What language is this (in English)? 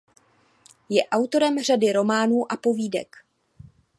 Czech